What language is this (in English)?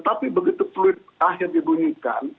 Indonesian